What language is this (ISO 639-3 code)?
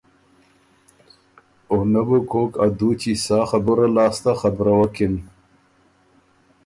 oru